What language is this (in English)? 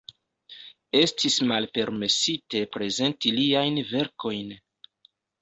Esperanto